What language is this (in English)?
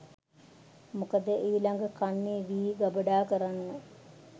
Sinhala